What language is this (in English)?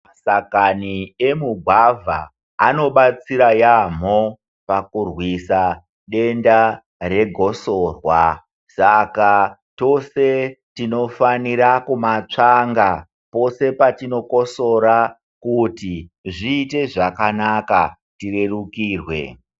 Ndau